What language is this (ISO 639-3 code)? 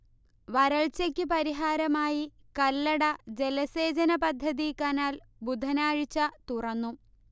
mal